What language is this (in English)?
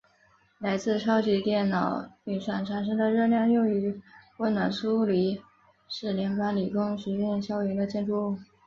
Chinese